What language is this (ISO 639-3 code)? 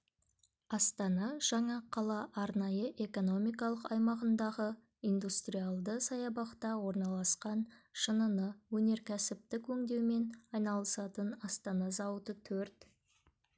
kaz